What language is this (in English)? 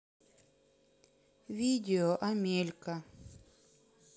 Russian